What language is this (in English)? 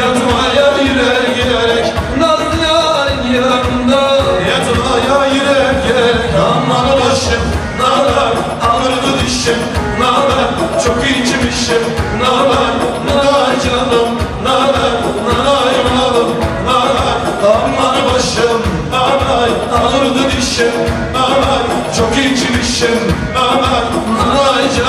Turkish